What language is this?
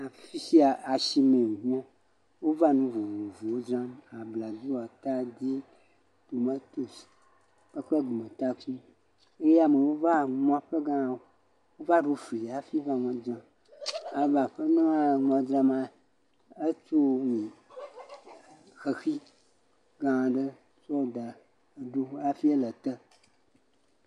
Ewe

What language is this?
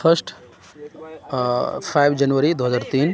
Urdu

